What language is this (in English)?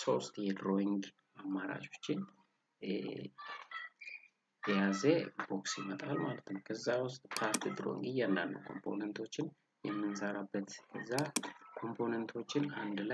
Romanian